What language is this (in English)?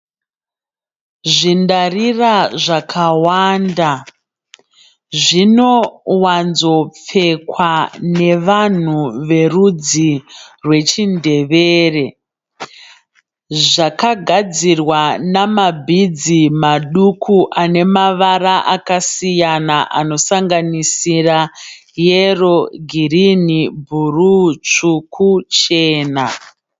Shona